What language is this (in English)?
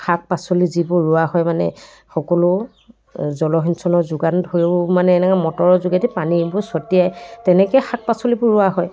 Assamese